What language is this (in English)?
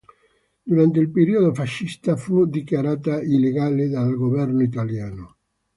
Italian